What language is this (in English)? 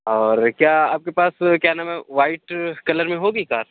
Urdu